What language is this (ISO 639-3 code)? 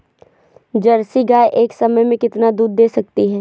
hin